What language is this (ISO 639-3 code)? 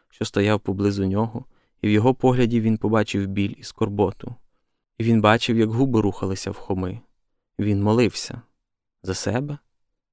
ukr